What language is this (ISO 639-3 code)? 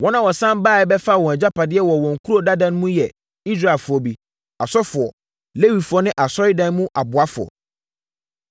aka